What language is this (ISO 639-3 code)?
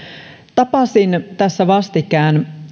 fin